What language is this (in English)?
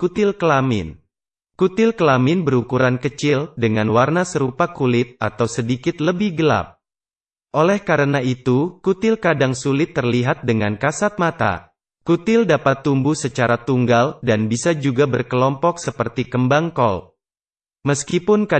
Indonesian